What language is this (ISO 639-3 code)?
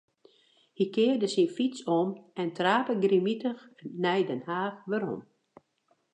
fry